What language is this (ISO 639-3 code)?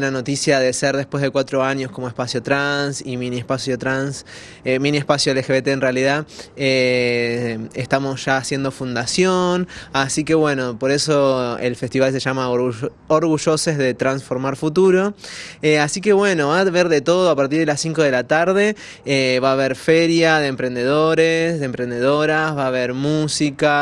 spa